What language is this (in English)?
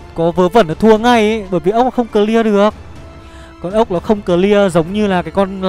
Vietnamese